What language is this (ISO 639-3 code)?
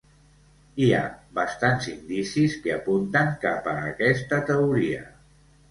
cat